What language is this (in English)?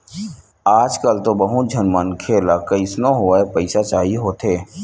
Chhattisgarhi